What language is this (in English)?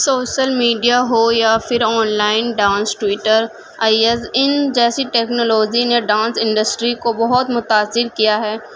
Urdu